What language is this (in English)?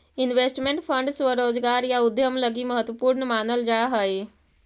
Magahi